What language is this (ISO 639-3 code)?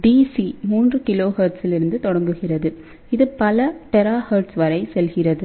tam